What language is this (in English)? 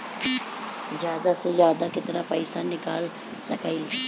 Bhojpuri